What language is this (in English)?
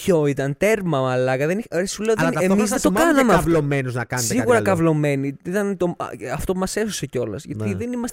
Greek